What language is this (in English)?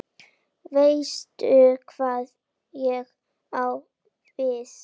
Icelandic